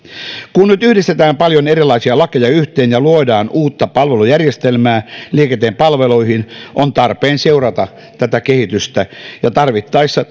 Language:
Finnish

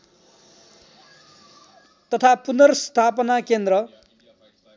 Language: Nepali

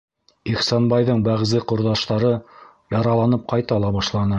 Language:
Bashkir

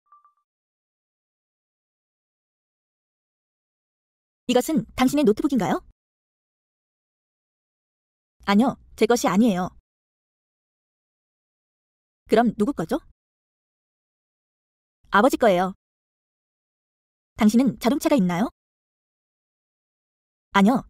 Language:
Korean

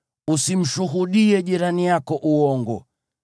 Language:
Swahili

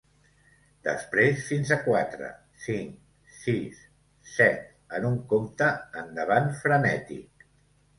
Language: Catalan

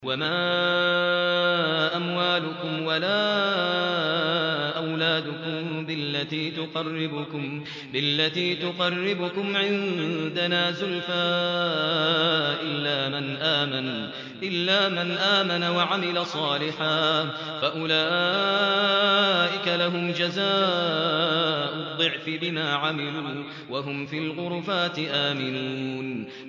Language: Arabic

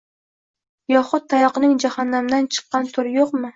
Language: Uzbek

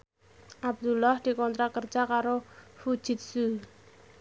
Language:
Javanese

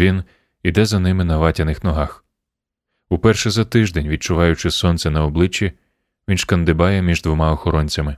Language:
Ukrainian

